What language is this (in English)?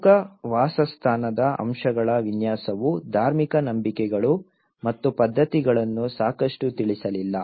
Kannada